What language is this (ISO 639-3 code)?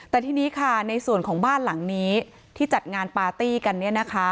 tha